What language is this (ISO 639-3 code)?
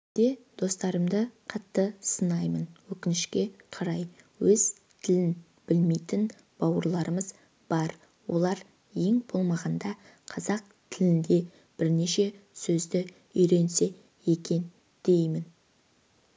kaz